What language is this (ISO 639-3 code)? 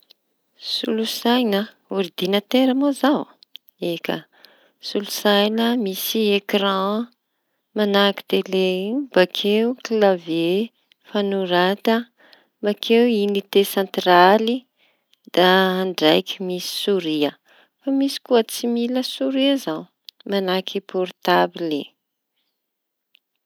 txy